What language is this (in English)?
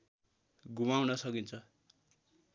Nepali